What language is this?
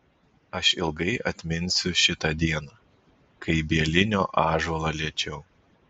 Lithuanian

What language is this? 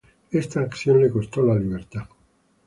Spanish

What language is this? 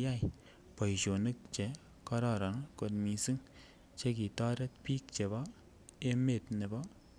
Kalenjin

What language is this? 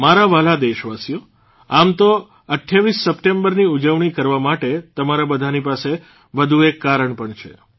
Gujarati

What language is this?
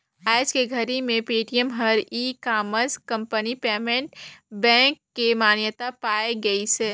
Chhattisgarhi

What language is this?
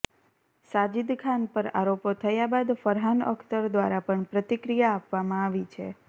Gujarati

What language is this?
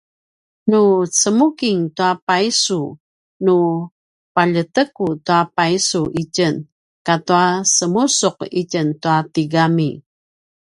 Paiwan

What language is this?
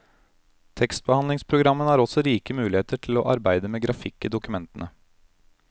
Norwegian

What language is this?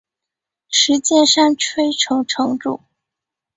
Chinese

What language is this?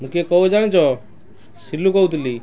Odia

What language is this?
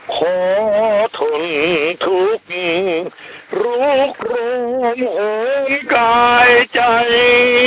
Thai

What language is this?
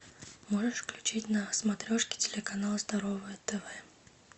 Russian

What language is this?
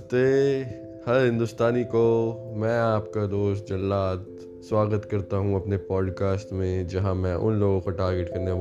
Punjabi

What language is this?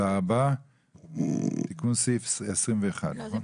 Hebrew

